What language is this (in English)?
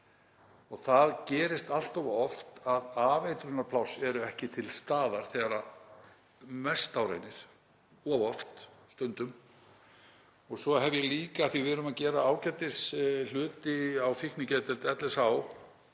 Icelandic